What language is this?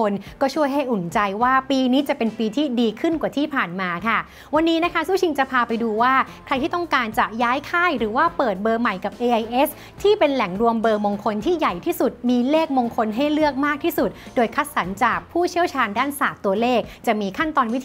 Thai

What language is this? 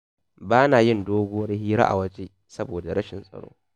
Hausa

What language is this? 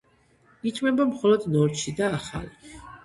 Georgian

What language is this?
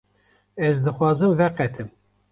Kurdish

